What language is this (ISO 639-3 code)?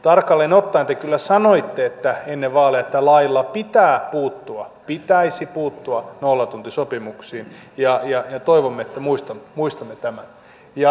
fin